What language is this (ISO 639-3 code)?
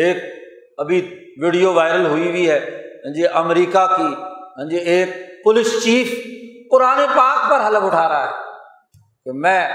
urd